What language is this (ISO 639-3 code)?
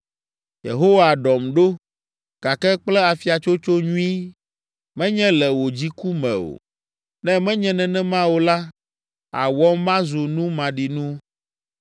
ewe